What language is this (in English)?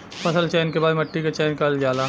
Bhojpuri